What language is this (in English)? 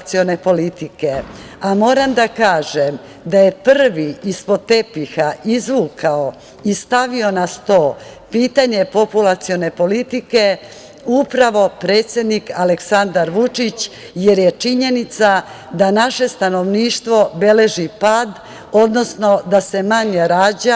Serbian